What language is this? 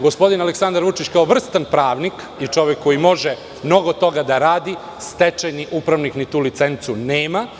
Serbian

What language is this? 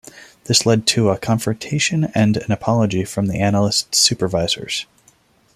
English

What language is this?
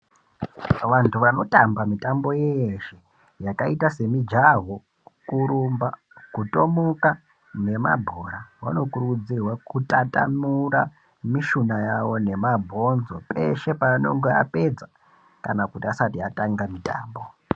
Ndau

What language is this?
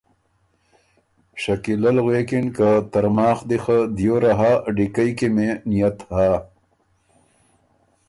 Ormuri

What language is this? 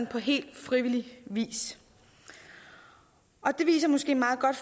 Danish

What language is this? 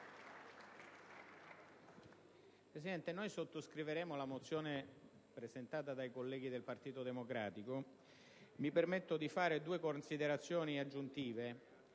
Italian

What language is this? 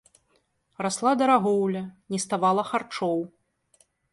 Belarusian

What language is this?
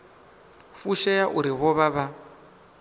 Venda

